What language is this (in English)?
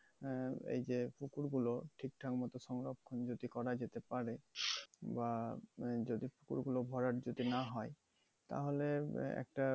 Bangla